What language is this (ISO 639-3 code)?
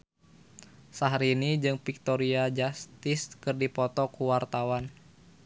sun